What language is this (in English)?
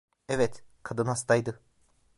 Turkish